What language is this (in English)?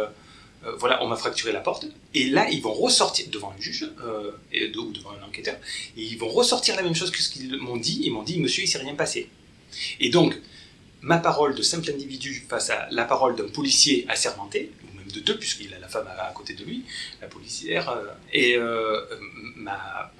French